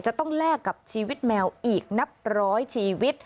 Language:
Thai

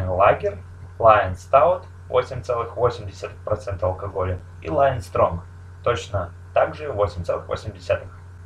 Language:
Russian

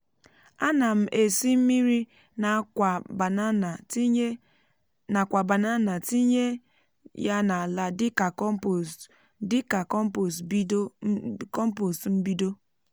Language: Igbo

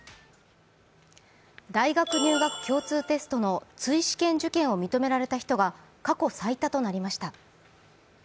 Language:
Japanese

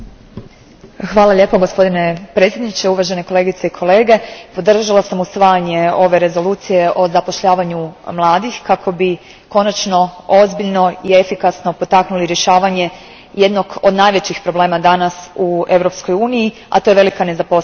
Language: Croatian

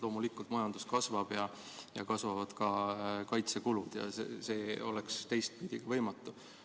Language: Estonian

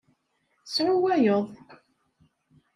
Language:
Kabyle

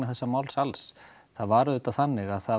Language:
Icelandic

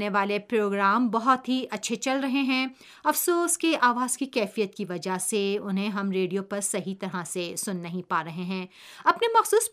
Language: Urdu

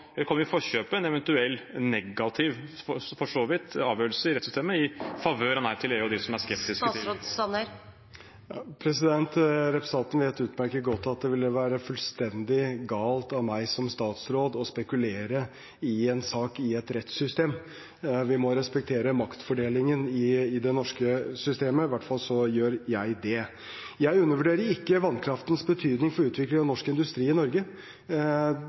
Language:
Norwegian Bokmål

